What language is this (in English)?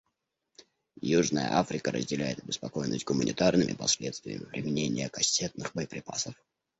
Russian